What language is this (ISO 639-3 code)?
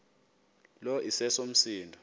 xho